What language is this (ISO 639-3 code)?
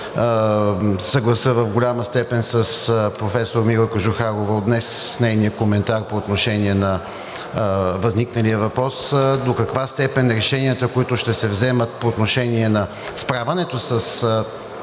bul